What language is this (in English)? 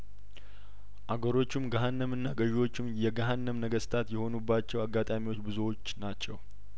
Amharic